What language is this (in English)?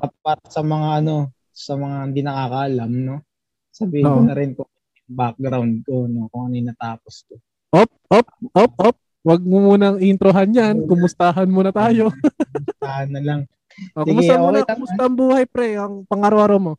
Filipino